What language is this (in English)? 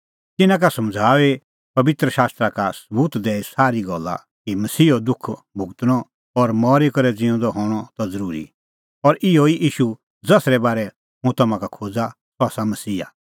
Kullu Pahari